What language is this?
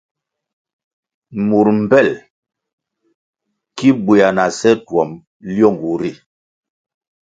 Kwasio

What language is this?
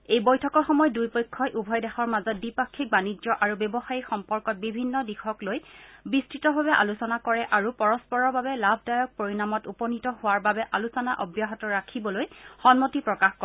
Assamese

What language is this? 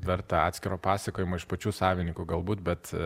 Lithuanian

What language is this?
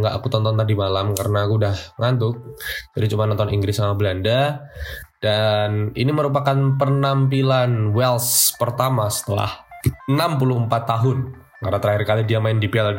Indonesian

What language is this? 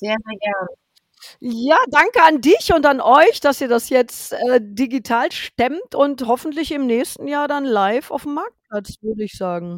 German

